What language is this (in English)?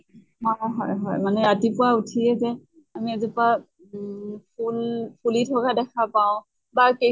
Assamese